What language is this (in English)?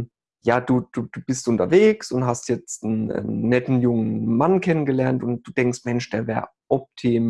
German